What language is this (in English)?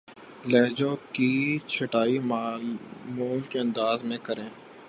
Urdu